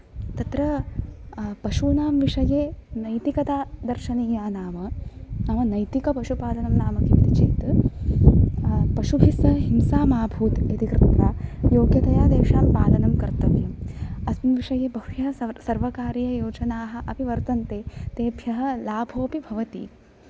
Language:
Sanskrit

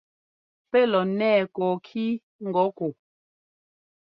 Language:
Ngomba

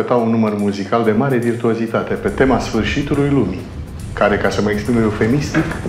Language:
Romanian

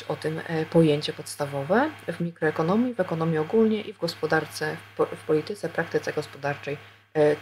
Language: Polish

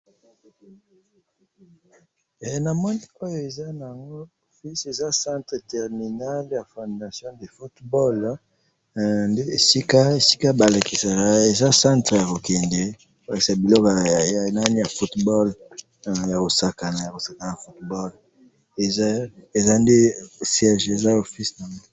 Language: Lingala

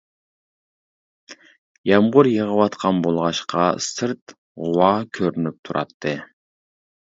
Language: Uyghur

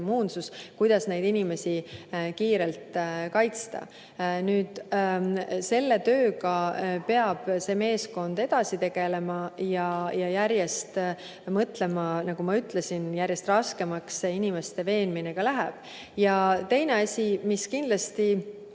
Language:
Estonian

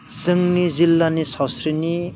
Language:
Bodo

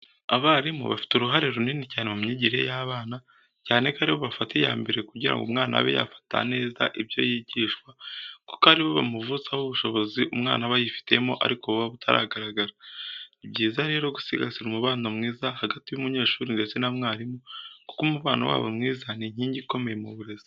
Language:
Kinyarwanda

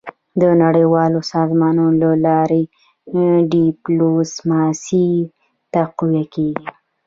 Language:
Pashto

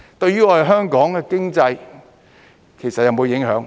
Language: Cantonese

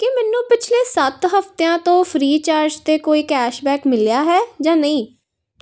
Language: Punjabi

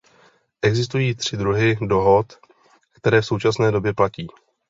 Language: Czech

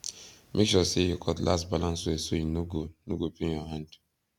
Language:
Nigerian Pidgin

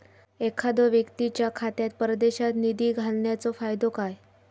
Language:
Marathi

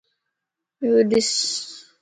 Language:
Lasi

